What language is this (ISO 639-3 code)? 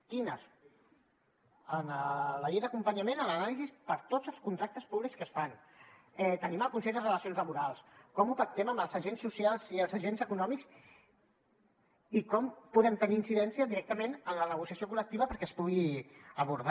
cat